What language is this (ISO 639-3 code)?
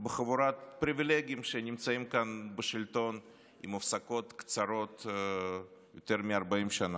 heb